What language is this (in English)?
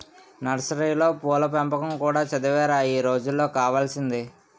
Telugu